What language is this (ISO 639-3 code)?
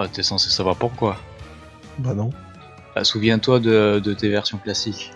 fra